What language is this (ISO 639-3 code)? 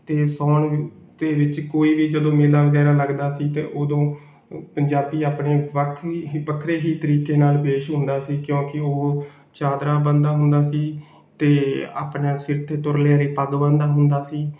pan